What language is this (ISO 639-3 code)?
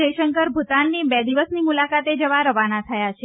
guj